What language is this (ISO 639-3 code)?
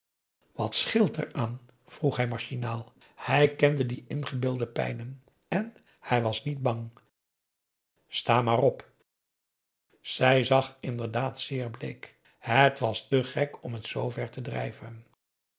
nld